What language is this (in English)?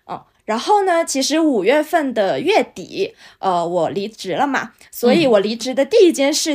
Chinese